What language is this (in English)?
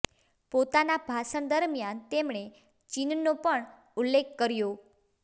Gujarati